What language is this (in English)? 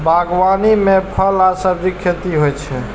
Maithili